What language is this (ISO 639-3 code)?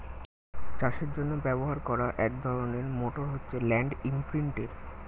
ben